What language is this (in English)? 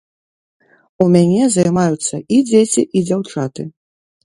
Belarusian